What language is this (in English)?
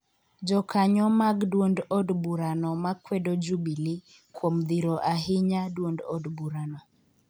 Luo (Kenya and Tanzania)